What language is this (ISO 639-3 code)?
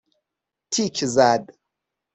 fas